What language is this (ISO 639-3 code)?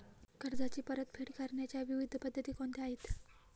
mar